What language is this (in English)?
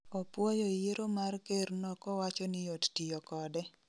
Luo (Kenya and Tanzania)